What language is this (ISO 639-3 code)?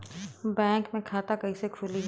bho